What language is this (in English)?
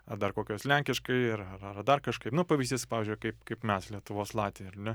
Lithuanian